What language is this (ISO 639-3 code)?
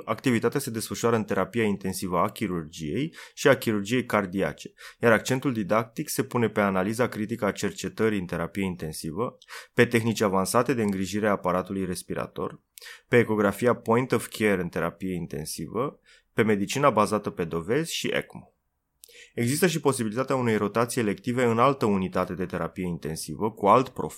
ron